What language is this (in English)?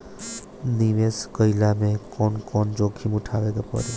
Bhojpuri